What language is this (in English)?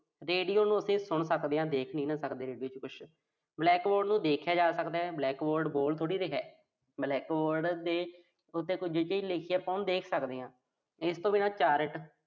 Punjabi